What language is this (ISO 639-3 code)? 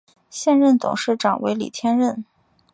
zho